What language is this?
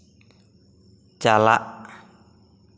Santali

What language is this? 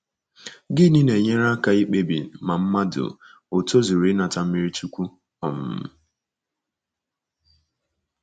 Igbo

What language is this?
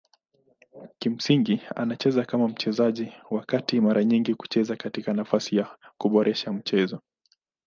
Swahili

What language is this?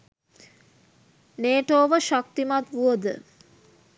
Sinhala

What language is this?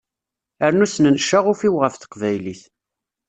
Kabyle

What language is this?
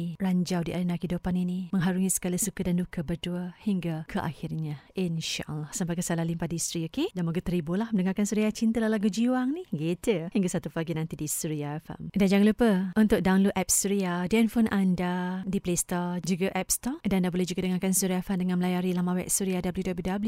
Malay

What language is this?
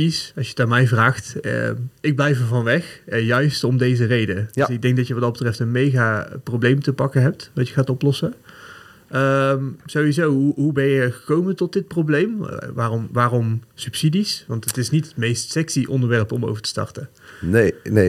Dutch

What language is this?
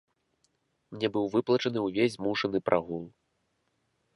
Belarusian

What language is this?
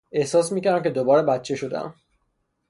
Persian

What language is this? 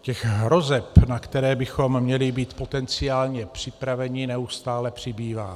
Czech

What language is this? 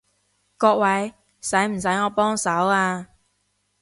Cantonese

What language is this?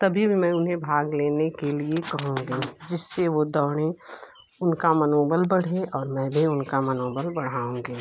Hindi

